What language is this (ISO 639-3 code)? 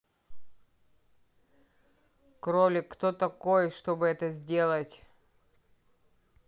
rus